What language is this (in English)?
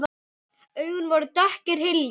Icelandic